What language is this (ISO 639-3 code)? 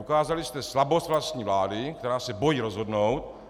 ces